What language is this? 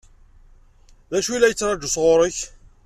Kabyle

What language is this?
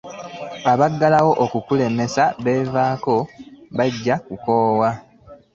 Ganda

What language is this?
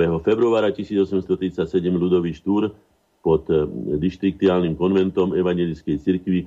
Slovak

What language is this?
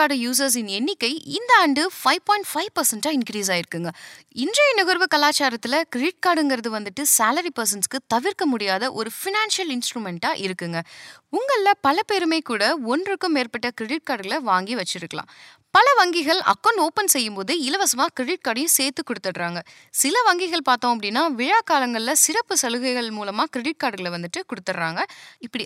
Tamil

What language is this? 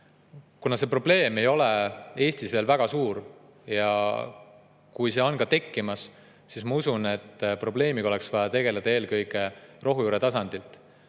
Estonian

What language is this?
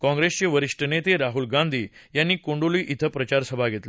Marathi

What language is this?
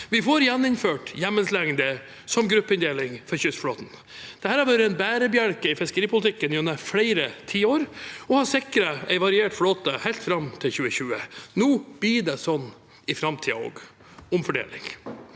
Norwegian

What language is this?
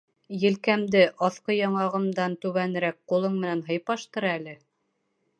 Bashkir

